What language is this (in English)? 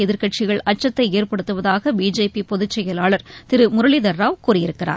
Tamil